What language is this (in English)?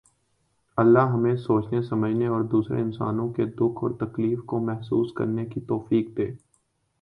Urdu